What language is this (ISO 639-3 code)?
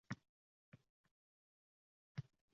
uzb